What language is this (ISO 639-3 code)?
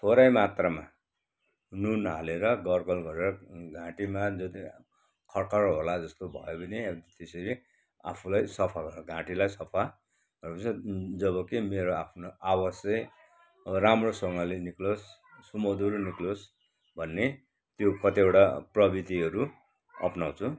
nep